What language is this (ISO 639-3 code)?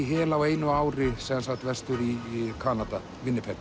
isl